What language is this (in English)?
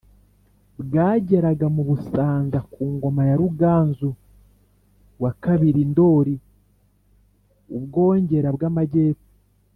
Kinyarwanda